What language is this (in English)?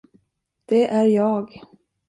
Swedish